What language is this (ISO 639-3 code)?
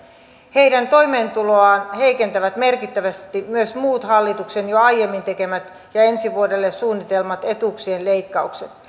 fin